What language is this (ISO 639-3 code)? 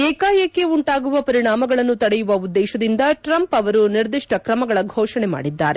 kan